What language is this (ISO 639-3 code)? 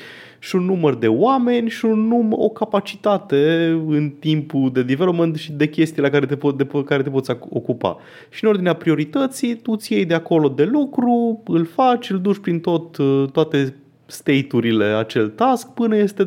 ron